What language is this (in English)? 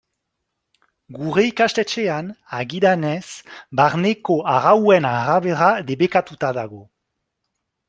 Basque